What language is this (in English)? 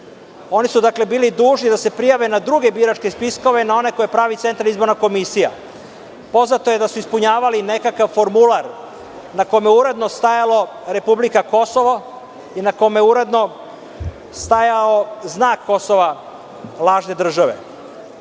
Serbian